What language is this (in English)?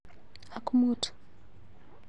Kalenjin